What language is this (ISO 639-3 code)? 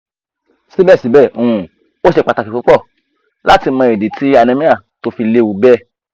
yor